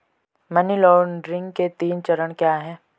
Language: Hindi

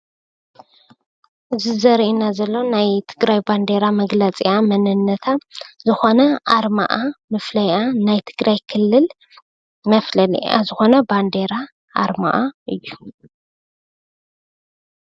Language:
Tigrinya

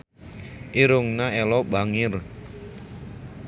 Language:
Sundanese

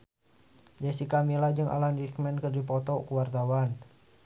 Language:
Sundanese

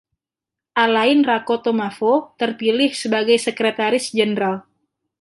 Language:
Indonesian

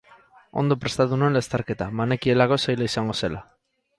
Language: Basque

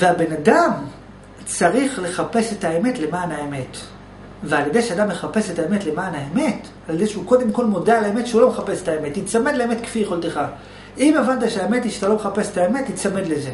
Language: Hebrew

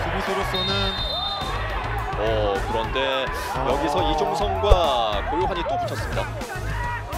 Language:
Korean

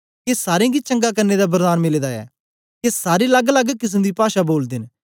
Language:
Dogri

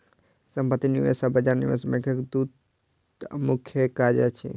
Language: Maithili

